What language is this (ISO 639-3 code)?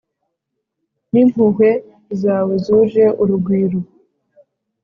kin